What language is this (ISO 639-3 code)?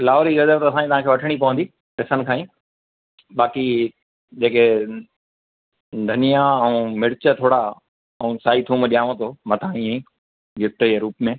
snd